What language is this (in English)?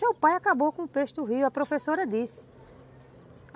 Portuguese